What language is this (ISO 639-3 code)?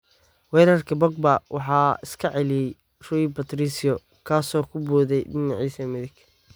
som